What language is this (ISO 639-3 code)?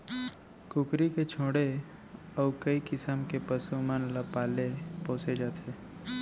hne